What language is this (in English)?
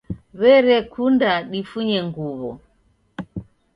Taita